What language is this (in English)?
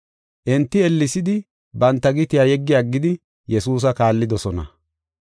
Gofa